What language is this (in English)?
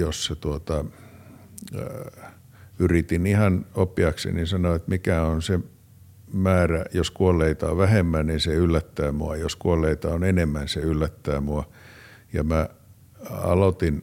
Finnish